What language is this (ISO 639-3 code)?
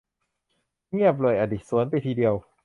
tha